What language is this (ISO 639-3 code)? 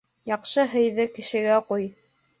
bak